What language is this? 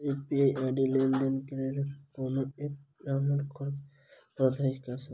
Maithili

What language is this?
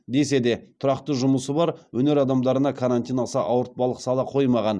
Kazakh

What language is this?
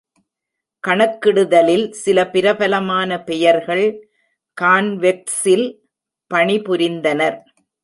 Tamil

